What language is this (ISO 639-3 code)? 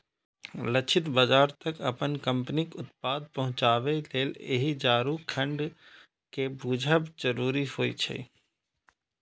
mai